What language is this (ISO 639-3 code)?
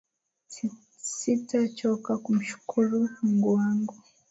swa